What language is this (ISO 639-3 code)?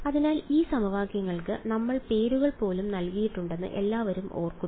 mal